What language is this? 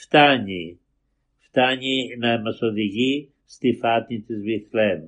Greek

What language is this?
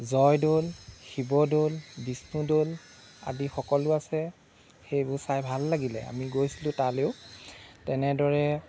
Assamese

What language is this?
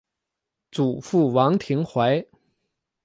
Chinese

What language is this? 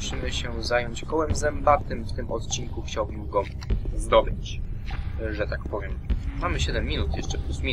Polish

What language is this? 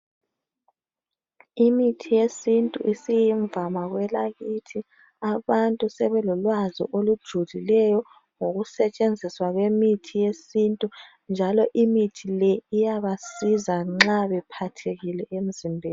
North Ndebele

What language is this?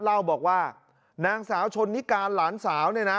Thai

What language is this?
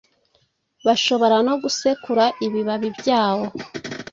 Kinyarwanda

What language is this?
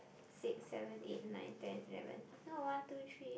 English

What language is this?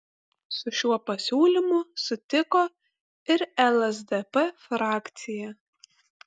Lithuanian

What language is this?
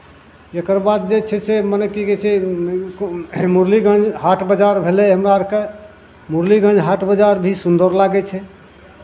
Maithili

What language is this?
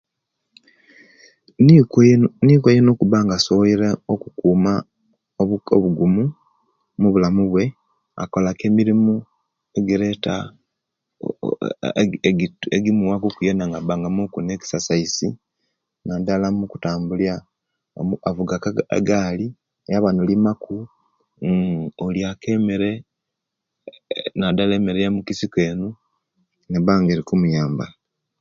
Kenyi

